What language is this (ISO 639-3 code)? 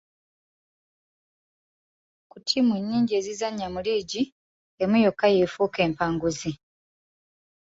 lug